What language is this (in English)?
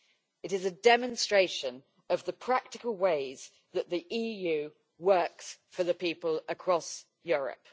English